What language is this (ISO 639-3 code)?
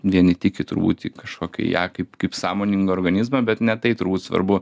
lit